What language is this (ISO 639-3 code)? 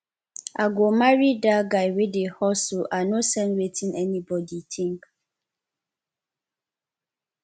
pcm